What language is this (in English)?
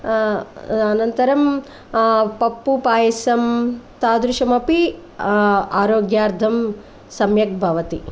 Sanskrit